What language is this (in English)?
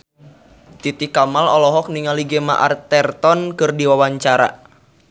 Sundanese